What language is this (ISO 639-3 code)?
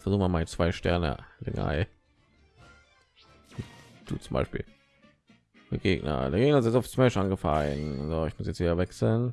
deu